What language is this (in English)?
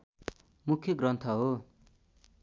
Nepali